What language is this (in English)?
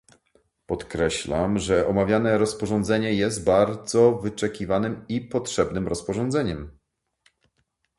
Polish